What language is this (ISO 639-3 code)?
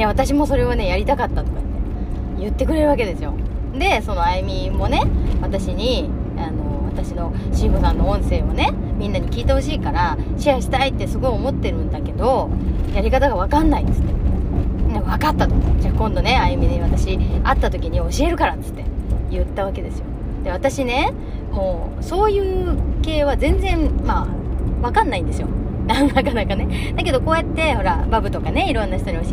jpn